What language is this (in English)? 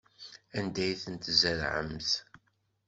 Kabyle